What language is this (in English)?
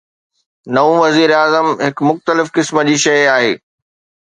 Sindhi